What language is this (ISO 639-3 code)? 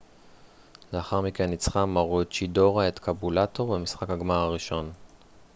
heb